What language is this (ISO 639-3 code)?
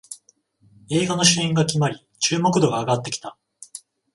jpn